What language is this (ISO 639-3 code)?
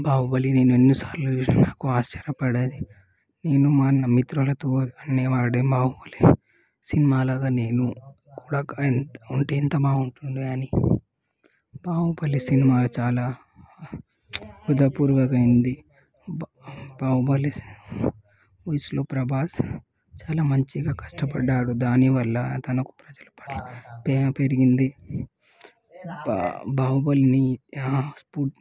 tel